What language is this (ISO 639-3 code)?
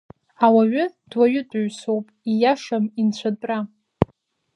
abk